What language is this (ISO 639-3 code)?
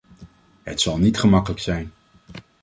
nld